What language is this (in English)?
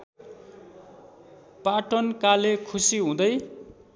Nepali